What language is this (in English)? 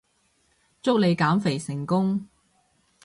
Cantonese